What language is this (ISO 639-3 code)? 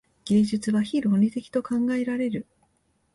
jpn